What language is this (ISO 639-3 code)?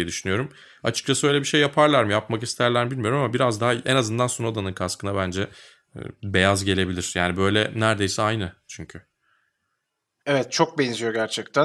tur